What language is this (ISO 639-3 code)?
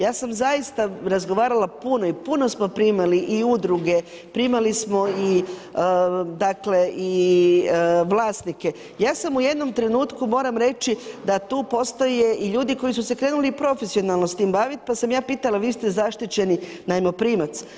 hrv